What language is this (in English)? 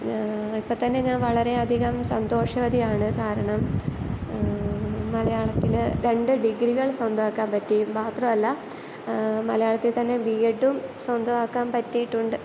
Malayalam